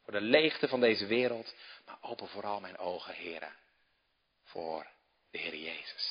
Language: Dutch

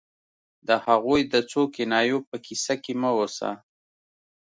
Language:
Pashto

